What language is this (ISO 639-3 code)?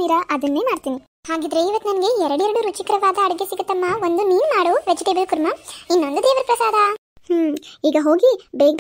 tur